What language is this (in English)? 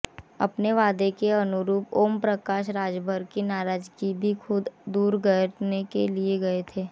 Hindi